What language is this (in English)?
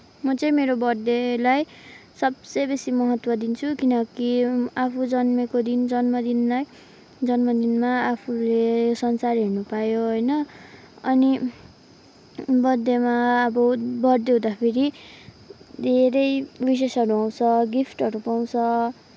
Nepali